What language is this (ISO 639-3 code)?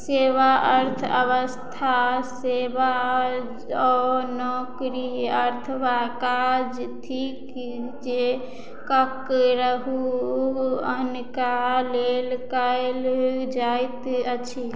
mai